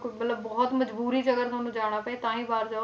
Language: Punjabi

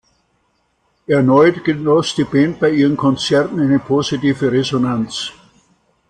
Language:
German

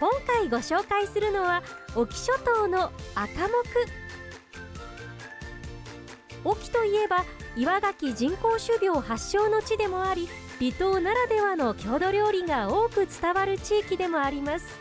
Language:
Japanese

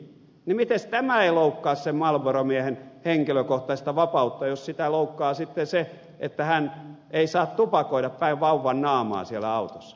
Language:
Finnish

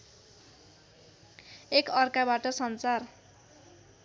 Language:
Nepali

